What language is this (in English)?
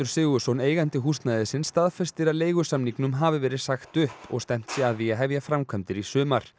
Icelandic